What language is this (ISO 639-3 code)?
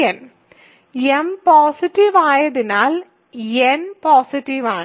mal